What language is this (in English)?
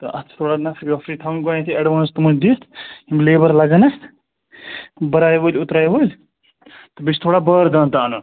Kashmiri